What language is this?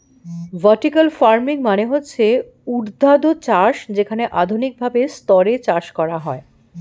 Bangla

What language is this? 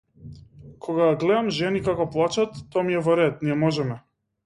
Macedonian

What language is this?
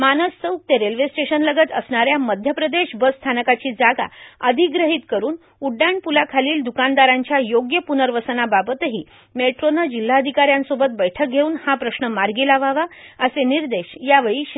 Marathi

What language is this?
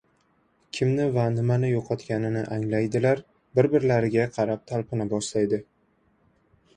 Uzbek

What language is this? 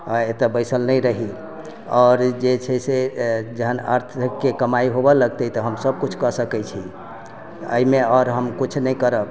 Maithili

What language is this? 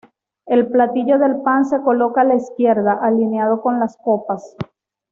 Spanish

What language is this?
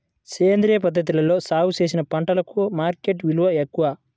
Telugu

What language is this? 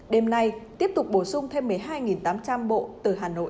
Vietnamese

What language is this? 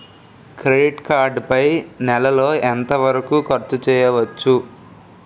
Telugu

